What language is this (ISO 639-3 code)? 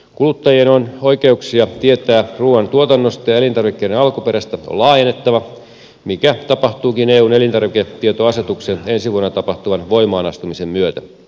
fin